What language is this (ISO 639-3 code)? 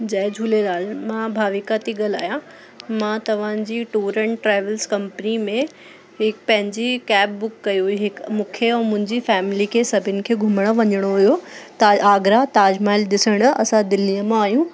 snd